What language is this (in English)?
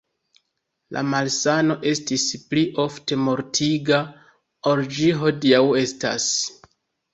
Esperanto